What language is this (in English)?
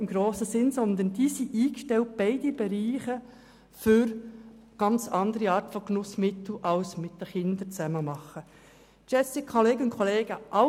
Swiss German